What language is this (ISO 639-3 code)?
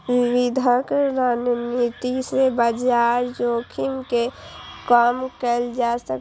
mai